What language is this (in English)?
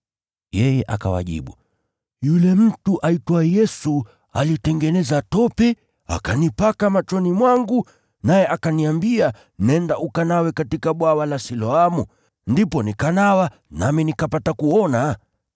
Swahili